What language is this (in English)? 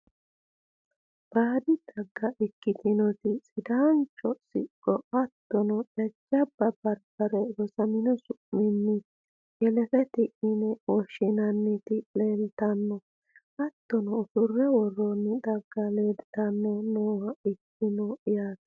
Sidamo